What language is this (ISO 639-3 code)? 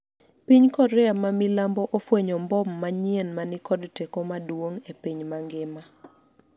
luo